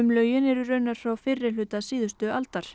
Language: Icelandic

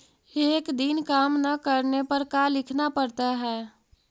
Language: Magahi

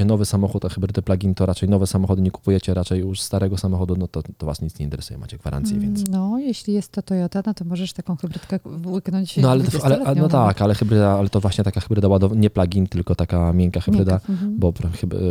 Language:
Polish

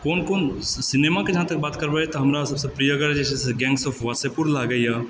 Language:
Maithili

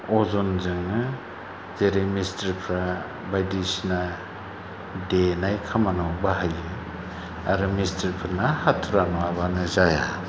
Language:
Bodo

